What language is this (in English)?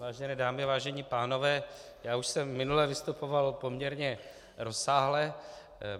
Czech